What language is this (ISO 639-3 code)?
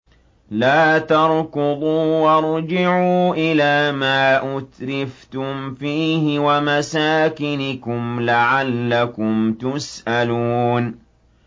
ara